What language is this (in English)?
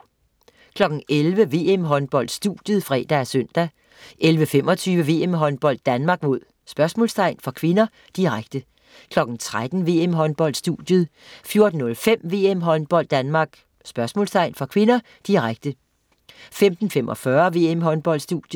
Danish